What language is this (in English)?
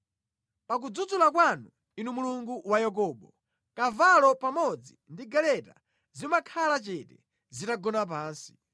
Nyanja